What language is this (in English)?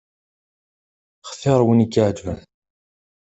Kabyle